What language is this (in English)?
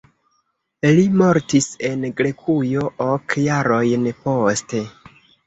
Esperanto